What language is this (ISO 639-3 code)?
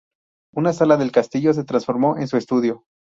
spa